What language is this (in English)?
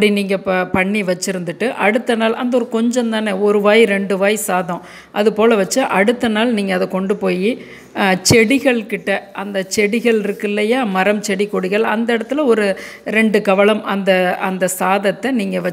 Tamil